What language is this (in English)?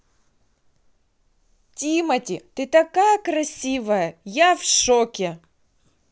Russian